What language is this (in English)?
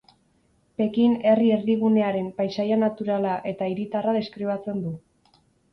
Basque